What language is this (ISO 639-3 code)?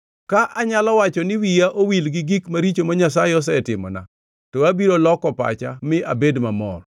luo